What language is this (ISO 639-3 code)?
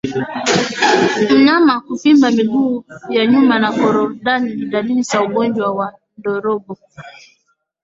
swa